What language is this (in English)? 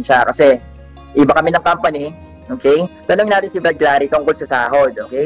Filipino